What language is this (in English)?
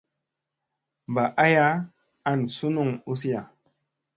Musey